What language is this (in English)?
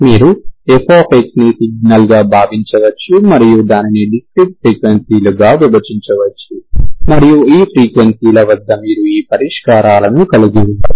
Telugu